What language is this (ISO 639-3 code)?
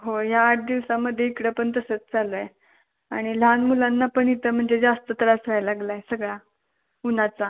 mar